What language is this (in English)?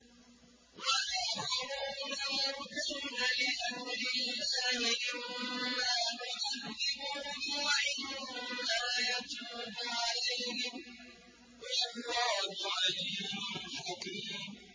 Arabic